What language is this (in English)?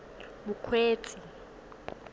Tswana